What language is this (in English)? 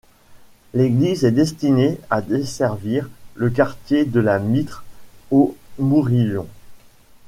French